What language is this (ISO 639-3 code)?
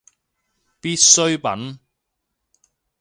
yue